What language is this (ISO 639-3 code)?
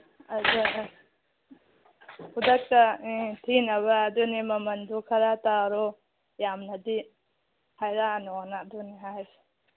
mni